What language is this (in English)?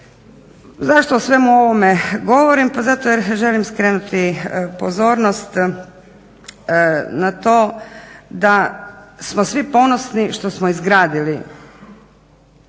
Croatian